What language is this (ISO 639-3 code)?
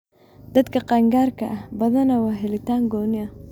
som